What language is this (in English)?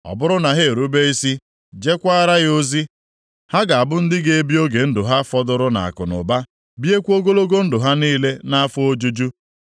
Igbo